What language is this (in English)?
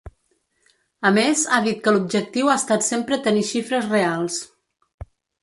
Catalan